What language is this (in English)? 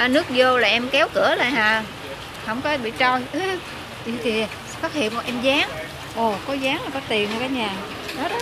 Vietnamese